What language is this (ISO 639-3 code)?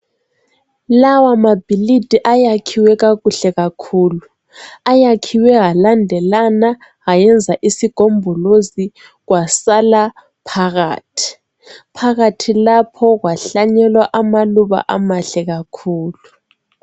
nde